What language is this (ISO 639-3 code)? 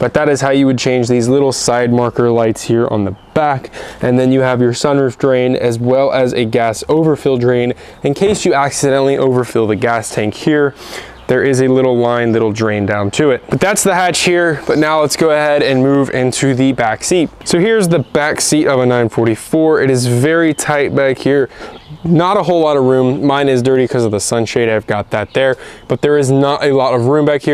eng